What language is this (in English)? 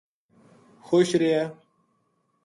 Gujari